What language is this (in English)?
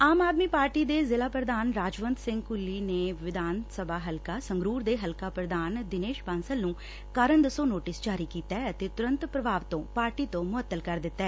Punjabi